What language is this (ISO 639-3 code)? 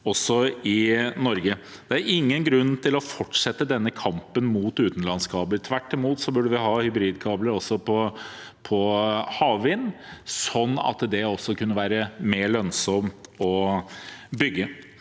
nor